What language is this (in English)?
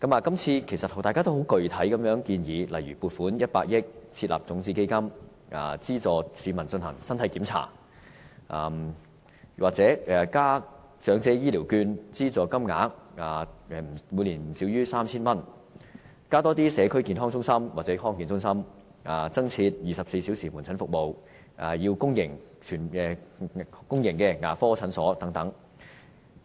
Cantonese